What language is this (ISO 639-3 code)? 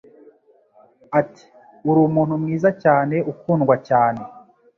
kin